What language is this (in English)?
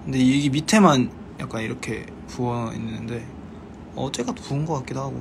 Korean